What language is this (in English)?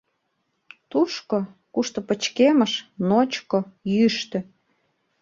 Mari